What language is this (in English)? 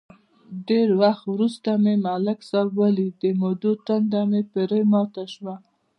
Pashto